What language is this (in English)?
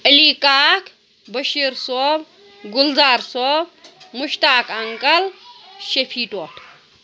Kashmiri